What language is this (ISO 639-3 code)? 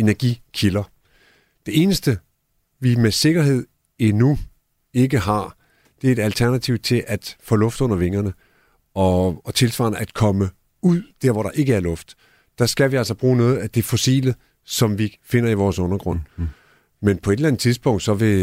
dan